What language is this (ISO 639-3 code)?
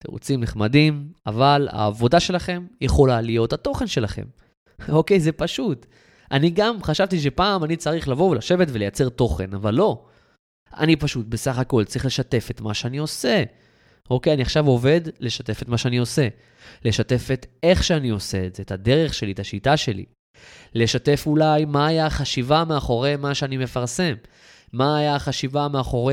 heb